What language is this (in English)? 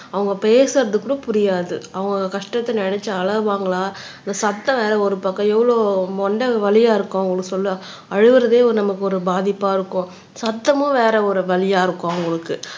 Tamil